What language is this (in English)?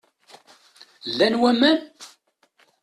Kabyle